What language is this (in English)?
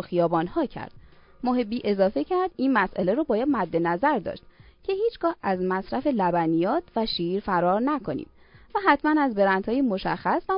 Persian